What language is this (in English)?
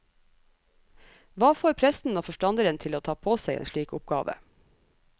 Norwegian